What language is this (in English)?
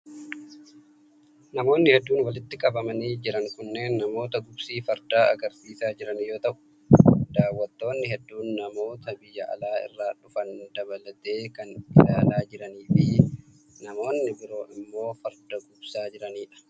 Oromo